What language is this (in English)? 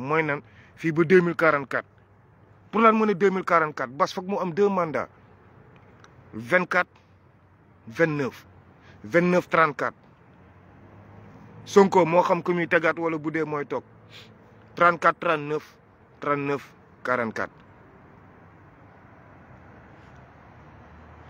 French